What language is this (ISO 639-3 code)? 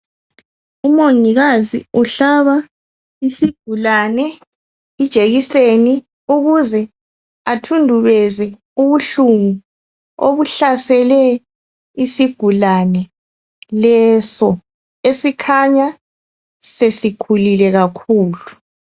nde